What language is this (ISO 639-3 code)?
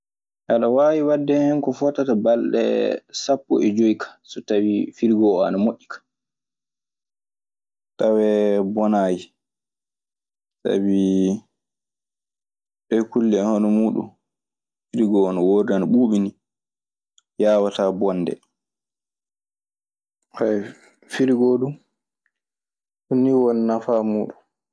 ffm